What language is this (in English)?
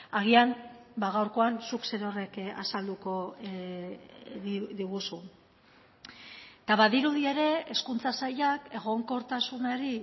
Basque